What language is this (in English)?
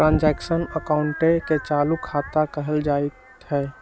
Magahi